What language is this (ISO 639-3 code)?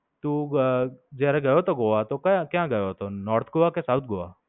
guj